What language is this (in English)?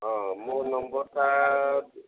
Odia